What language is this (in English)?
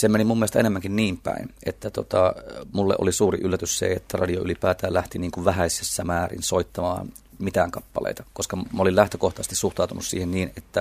Finnish